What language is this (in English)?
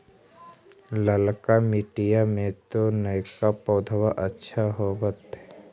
Magahi